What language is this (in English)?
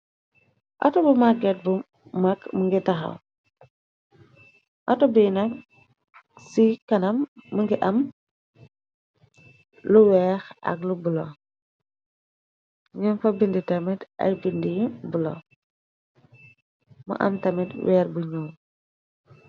Wolof